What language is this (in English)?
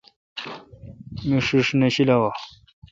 Kalkoti